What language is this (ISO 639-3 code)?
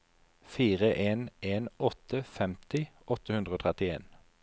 nor